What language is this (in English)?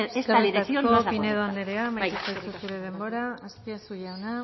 Basque